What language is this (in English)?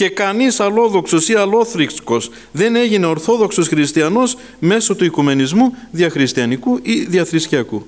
Greek